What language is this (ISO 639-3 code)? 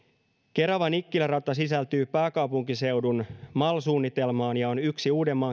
fin